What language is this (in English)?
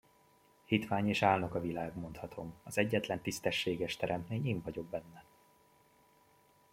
Hungarian